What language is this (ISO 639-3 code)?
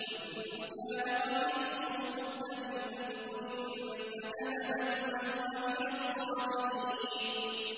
ara